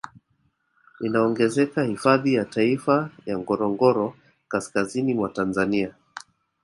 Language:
Swahili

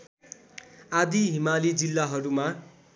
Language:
Nepali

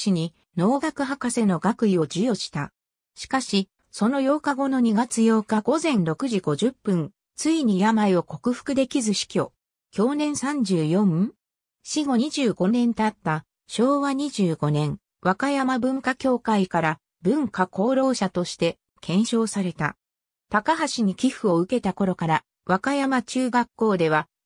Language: Japanese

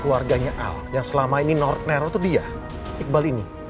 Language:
Indonesian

